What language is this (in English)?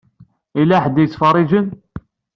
Kabyle